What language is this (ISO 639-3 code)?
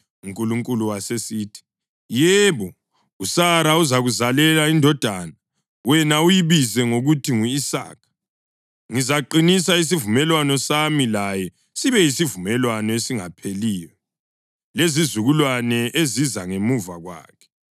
nde